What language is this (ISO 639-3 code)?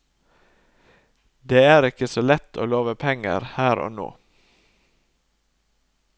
nor